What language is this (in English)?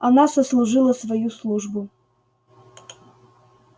Russian